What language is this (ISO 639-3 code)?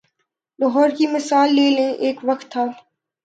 urd